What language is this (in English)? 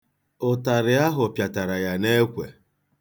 Igbo